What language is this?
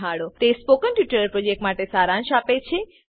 Gujarati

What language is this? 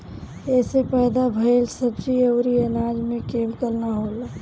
Bhojpuri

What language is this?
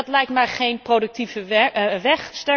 Dutch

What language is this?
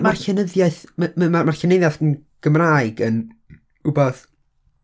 Welsh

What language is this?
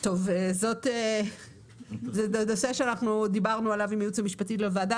Hebrew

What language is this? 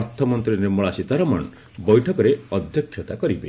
Odia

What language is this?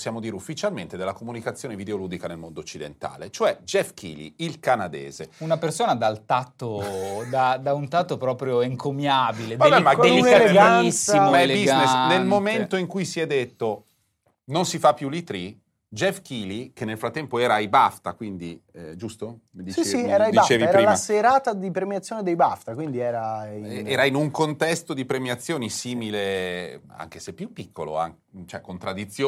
Italian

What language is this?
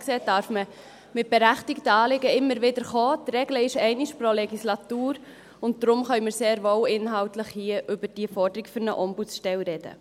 Swiss German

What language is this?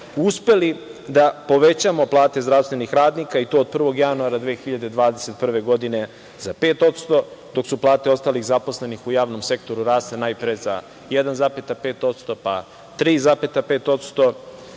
Serbian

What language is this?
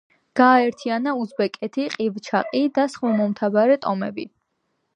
Georgian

